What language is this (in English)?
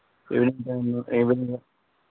Telugu